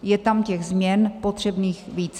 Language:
Czech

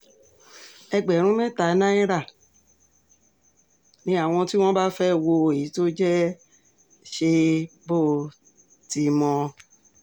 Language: Yoruba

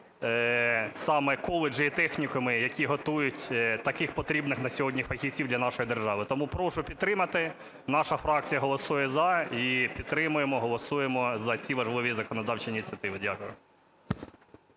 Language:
Ukrainian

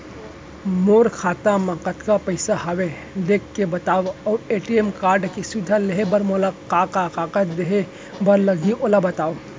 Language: Chhattisgarhi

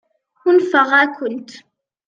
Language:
Kabyle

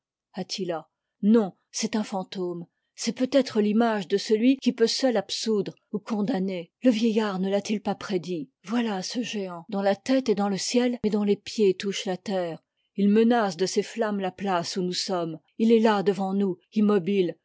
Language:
French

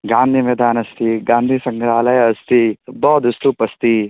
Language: Sanskrit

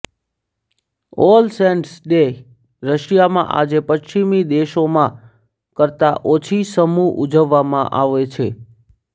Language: Gujarati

